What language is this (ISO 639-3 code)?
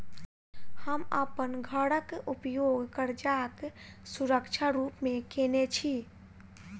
mai